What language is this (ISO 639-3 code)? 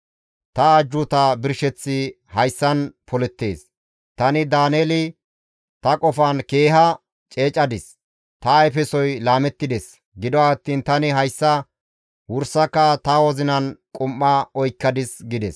gmv